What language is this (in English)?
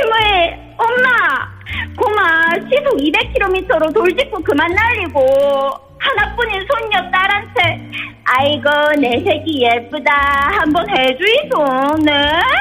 Korean